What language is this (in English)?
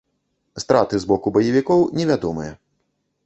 Belarusian